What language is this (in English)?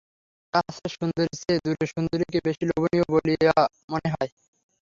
Bangla